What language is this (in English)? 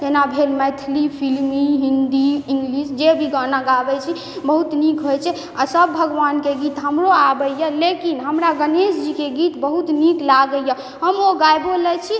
Maithili